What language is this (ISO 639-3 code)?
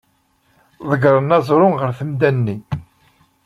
kab